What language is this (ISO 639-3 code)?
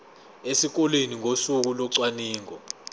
zul